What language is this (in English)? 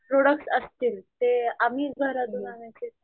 Marathi